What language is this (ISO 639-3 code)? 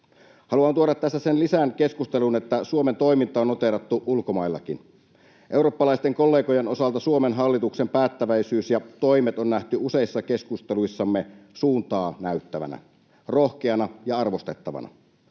fin